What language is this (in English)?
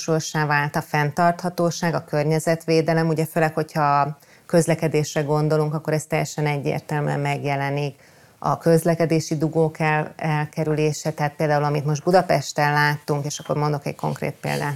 Hungarian